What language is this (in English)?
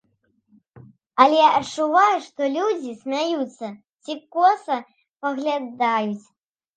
Belarusian